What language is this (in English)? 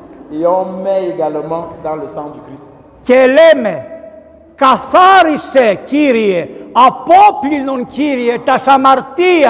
Greek